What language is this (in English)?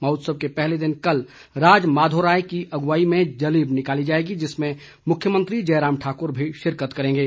Hindi